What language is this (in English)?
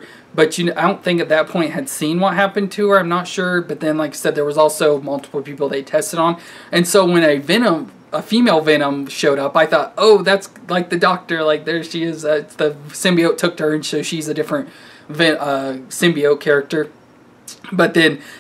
English